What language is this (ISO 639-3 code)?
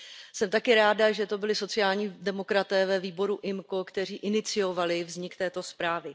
ces